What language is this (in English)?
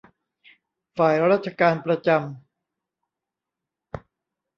Thai